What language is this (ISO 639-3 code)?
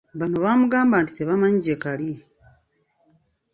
lug